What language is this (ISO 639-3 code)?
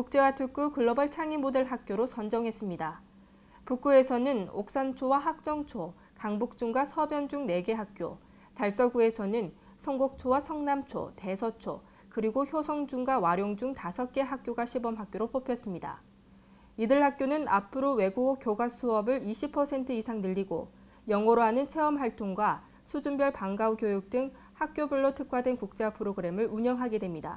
kor